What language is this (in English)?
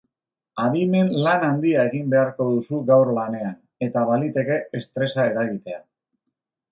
Basque